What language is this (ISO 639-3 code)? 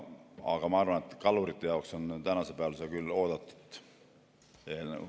est